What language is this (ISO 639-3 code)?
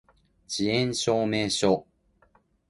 jpn